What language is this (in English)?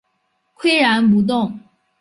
Chinese